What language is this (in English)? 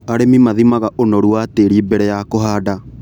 Kikuyu